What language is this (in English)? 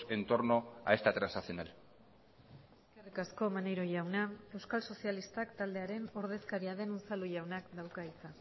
Basque